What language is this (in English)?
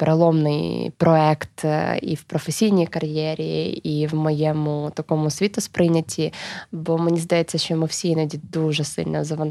Ukrainian